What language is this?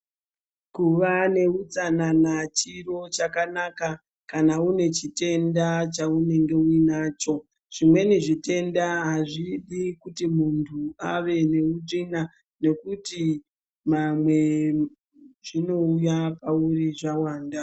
Ndau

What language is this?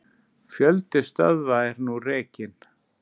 Icelandic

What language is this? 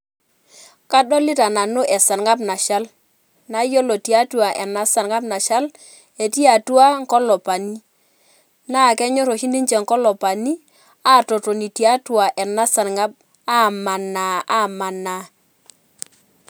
Masai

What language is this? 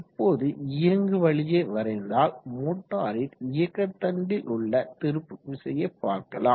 Tamil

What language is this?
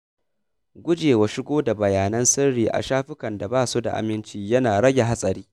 Hausa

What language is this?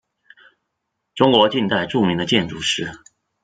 Chinese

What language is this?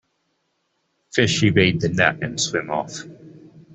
English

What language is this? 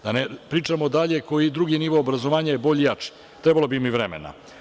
Serbian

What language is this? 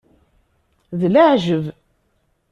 Kabyle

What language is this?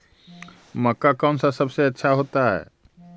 Magahi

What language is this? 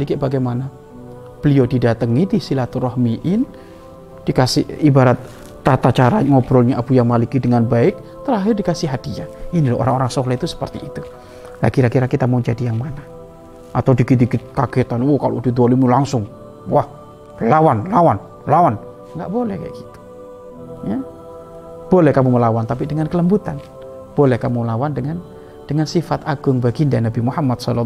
Indonesian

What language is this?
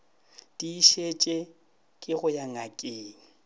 Northern Sotho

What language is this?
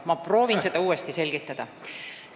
Estonian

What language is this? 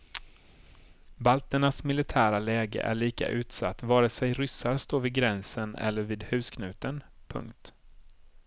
Swedish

